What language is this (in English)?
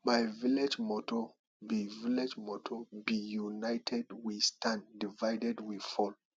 Nigerian Pidgin